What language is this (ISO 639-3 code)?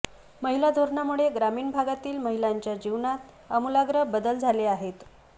mar